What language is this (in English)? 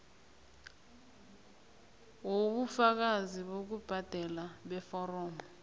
South Ndebele